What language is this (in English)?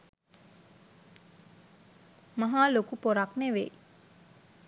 Sinhala